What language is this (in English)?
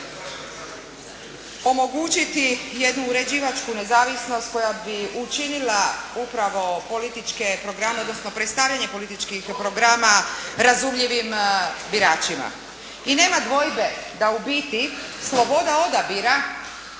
Croatian